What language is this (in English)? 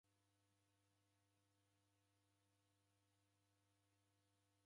Taita